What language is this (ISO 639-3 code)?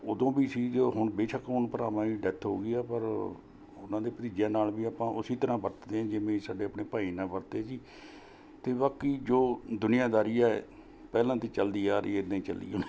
pan